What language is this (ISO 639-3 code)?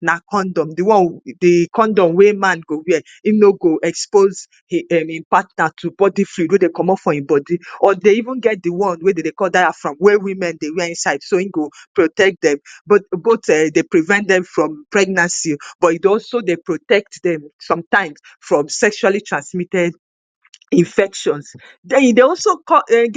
pcm